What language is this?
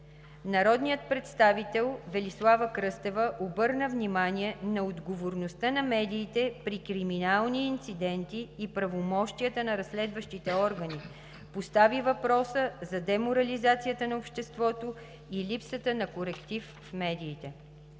Bulgarian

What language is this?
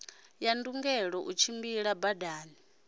Venda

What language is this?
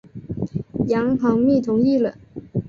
Chinese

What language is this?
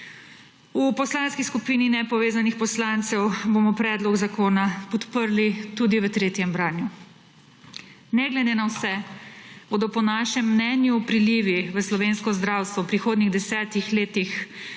Slovenian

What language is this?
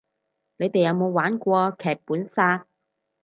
Cantonese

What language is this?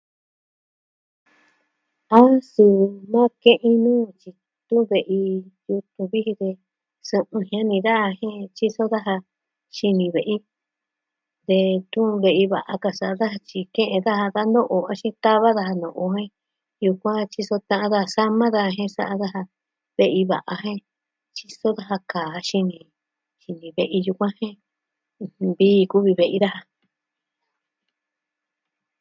Southwestern Tlaxiaco Mixtec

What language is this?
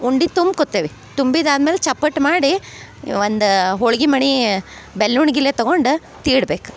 Kannada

